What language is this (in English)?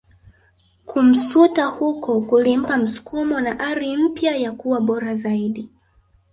Swahili